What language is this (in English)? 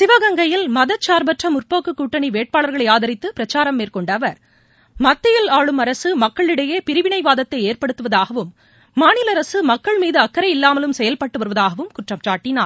Tamil